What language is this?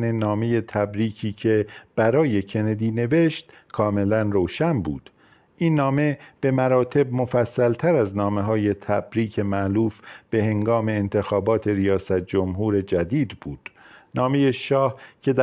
Persian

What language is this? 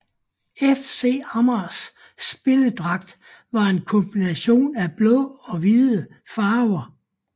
Danish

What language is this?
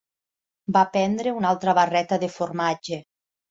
Catalan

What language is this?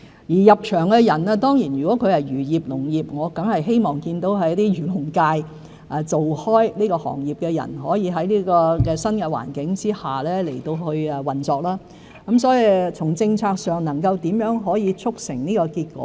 Cantonese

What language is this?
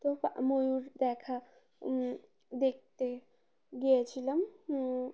Bangla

